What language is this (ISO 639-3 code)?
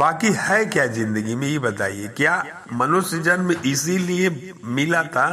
hin